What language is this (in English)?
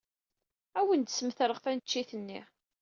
Kabyle